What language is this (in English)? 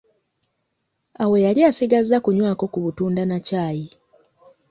Ganda